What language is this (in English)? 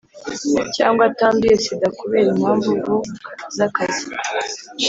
Kinyarwanda